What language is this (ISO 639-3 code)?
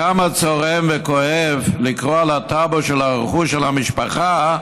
heb